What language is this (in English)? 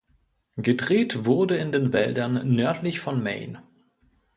German